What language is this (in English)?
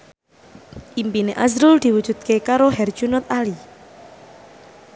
Javanese